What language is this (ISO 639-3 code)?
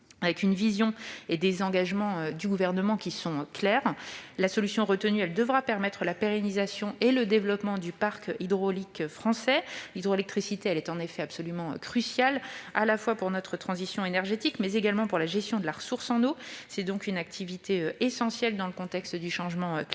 fra